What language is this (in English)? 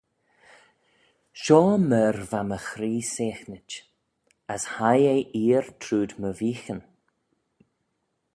Manx